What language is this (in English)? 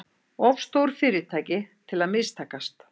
Icelandic